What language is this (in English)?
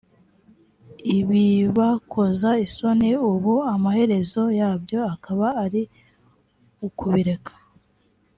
Kinyarwanda